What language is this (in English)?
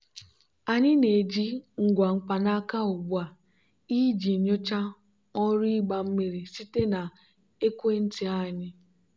Igbo